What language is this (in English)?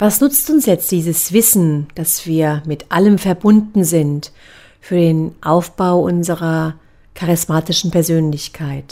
German